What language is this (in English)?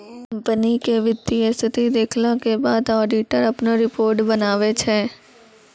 Maithili